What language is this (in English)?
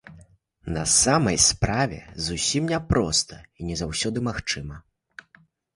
Belarusian